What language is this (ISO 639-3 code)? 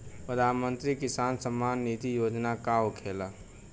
bho